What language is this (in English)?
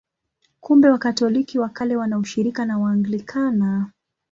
Swahili